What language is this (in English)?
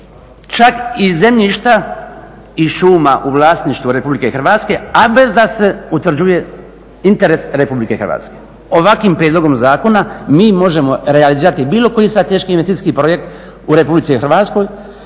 Croatian